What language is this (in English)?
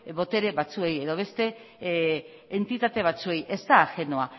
Basque